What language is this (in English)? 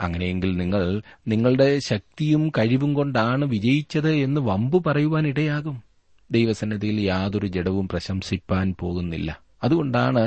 Malayalam